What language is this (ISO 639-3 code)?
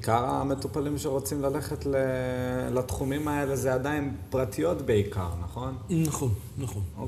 heb